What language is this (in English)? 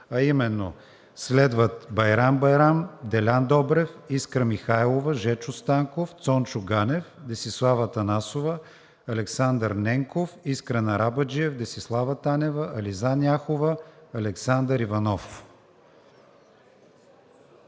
Bulgarian